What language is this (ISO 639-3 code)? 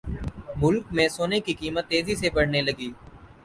urd